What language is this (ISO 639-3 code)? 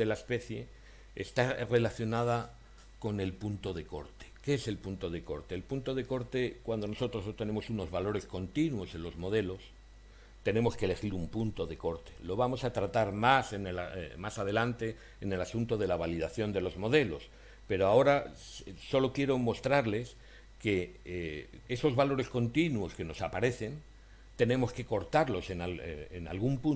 spa